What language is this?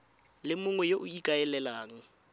Tswana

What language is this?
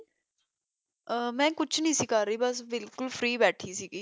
Punjabi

